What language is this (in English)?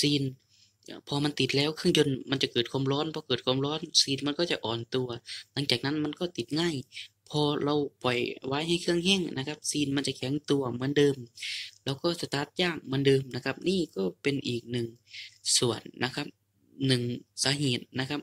Thai